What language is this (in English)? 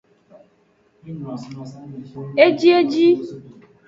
Aja (Benin)